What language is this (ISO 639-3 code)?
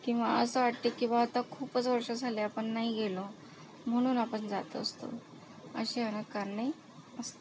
mar